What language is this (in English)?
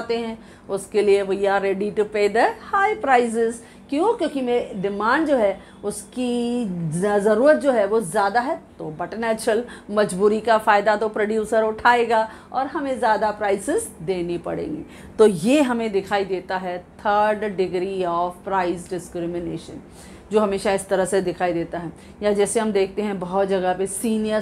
Hindi